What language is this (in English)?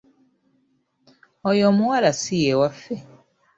Ganda